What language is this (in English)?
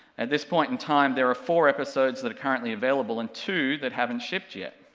English